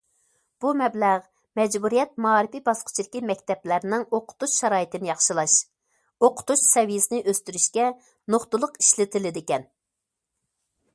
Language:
Uyghur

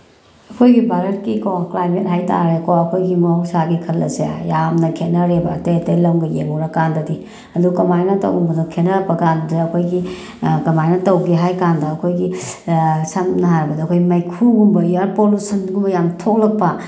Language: Manipuri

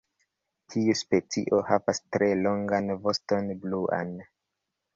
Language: Esperanto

